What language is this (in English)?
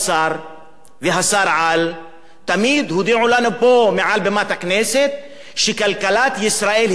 Hebrew